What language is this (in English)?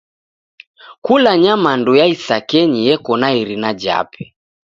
Taita